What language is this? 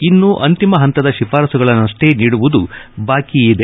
Kannada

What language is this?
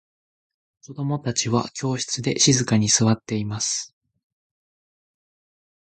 Japanese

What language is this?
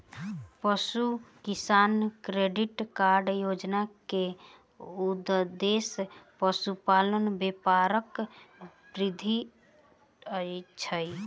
Maithili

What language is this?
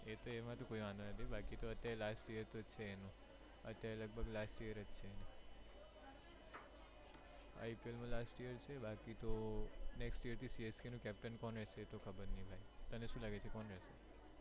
Gujarati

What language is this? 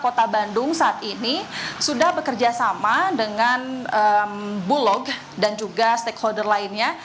Indonesian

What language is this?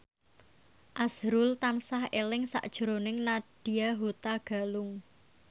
Javanese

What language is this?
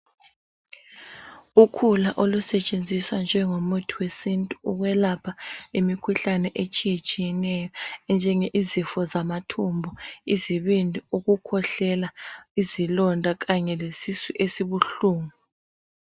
North Ndebele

